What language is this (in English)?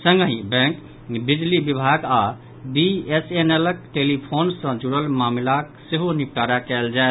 Maithili